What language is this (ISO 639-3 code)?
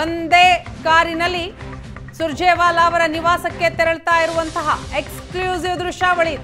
kan